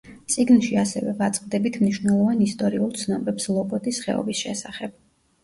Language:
Georgian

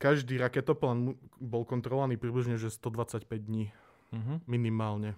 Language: Slovak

